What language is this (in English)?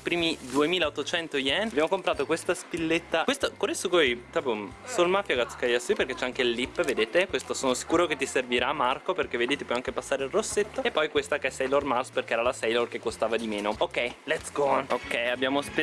Italian